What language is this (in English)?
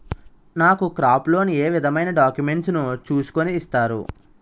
Telugu